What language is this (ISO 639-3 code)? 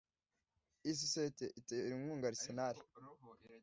kin